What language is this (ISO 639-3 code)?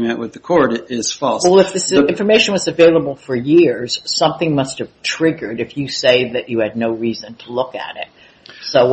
eng